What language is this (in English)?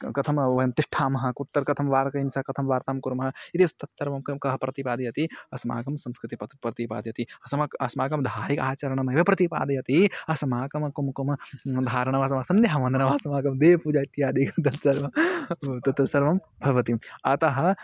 Sanskrit